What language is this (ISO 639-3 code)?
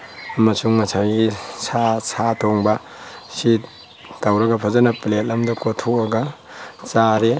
mni